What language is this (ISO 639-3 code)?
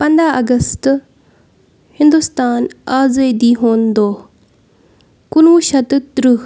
kas